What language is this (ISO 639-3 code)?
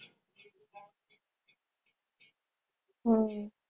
guj